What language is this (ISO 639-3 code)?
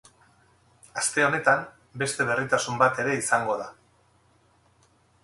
eus